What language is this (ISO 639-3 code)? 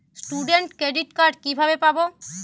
ben